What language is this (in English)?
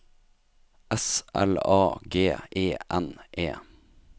Norwegian